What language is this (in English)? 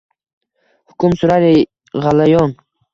Uzbek